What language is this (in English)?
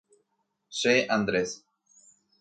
Guarani